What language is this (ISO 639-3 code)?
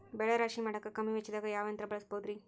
kan